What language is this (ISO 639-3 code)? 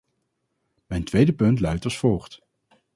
nld